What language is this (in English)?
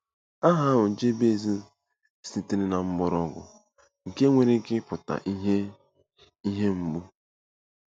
Igbo